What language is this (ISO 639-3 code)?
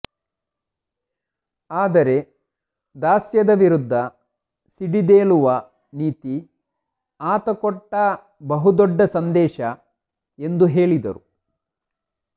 kan